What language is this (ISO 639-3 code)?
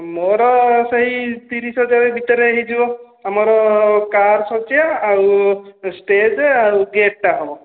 ori